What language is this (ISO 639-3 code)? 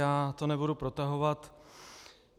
ces